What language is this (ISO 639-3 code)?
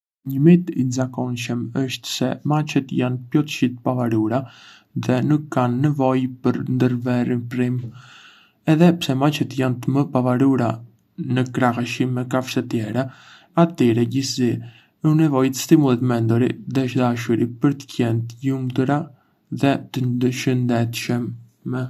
aae